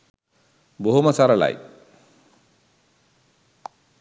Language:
Sinhala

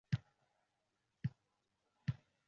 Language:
Uzbek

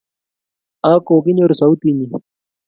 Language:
Kalenjin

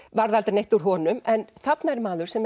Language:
Icelandic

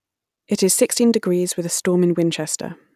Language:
English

